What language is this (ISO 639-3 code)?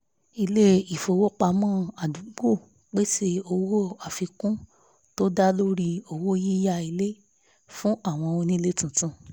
yor